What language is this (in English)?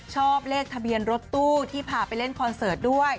Thai